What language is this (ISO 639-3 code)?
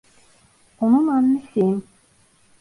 tur